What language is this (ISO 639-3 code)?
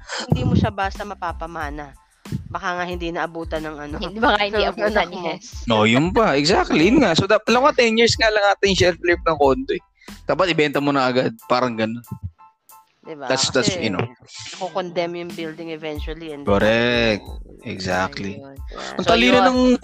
fil